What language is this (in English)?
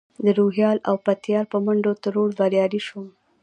Pashto